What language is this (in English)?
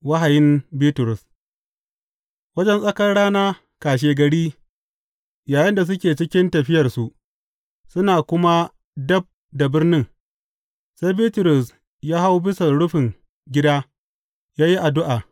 Hausa